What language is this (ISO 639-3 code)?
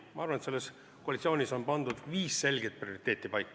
est